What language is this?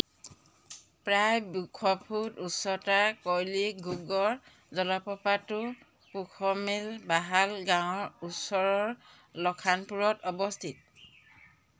Assamese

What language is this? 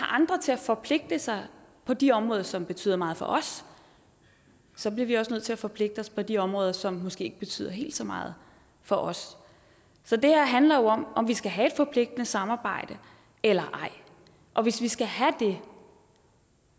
Danish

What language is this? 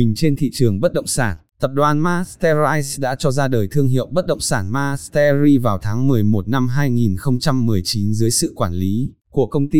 Vietnamese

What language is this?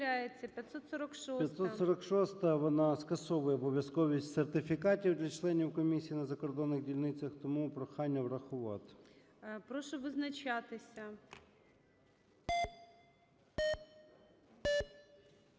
Ukrainian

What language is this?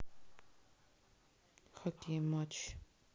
Russian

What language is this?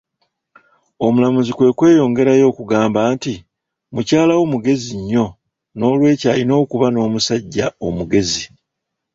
Ganda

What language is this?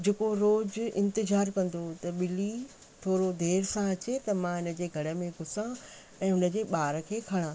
Sindhi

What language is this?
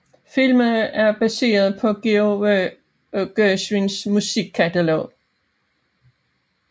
Danish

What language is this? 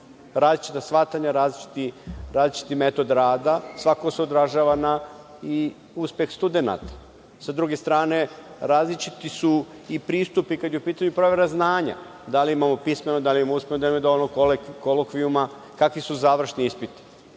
Serbian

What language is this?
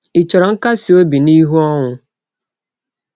Igbo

